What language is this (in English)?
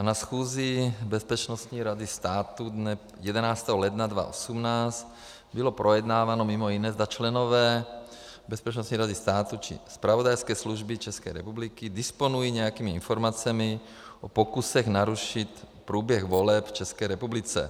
Czech